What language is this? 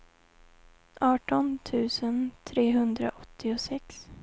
Swedish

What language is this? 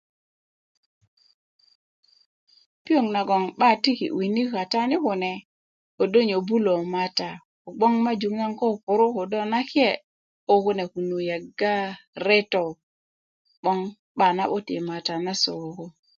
Kuku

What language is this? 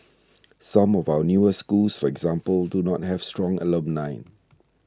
English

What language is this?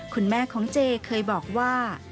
Thai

